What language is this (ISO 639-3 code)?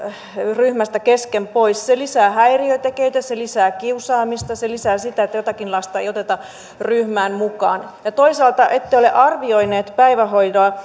fin